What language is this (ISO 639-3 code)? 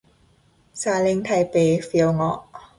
tha